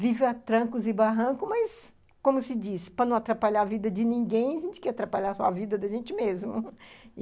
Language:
Portuguese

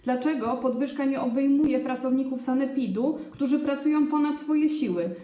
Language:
Polish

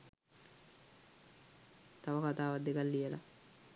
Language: Sinhala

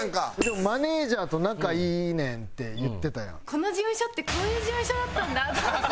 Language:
Japanese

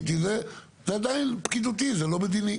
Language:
Hebrew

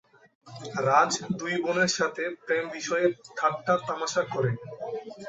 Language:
Bangla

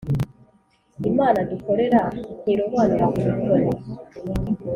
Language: Kinyarwanda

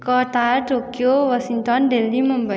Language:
Nepali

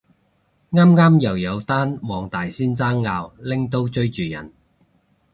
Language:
Cantonese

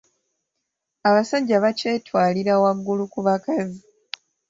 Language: Ganda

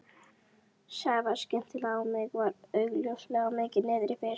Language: Icelandic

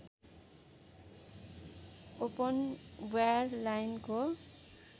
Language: Nepali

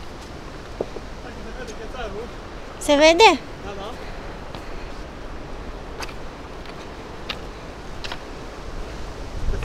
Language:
Romanian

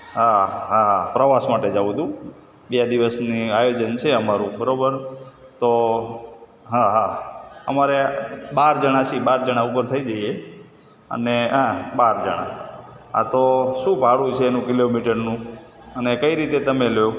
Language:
Gujarati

